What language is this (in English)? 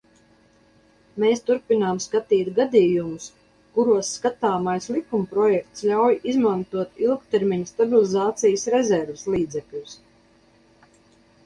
Latvian